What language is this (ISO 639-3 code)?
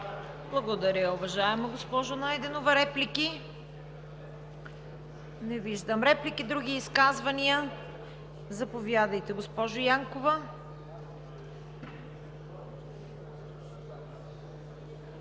bul